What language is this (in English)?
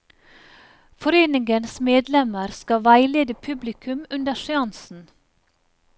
Norwegian